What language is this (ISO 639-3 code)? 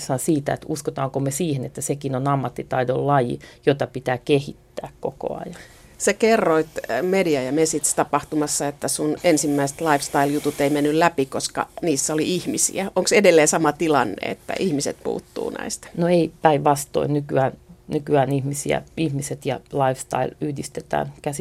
fin